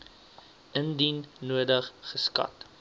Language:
Afrikaans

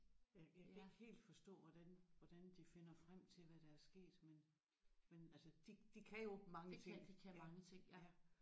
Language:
Danish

